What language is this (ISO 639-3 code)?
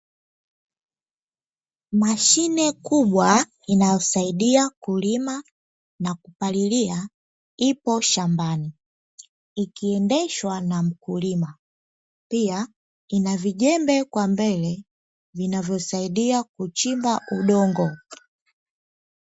swa